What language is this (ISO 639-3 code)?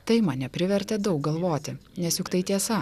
lit